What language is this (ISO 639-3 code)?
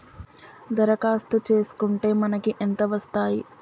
tel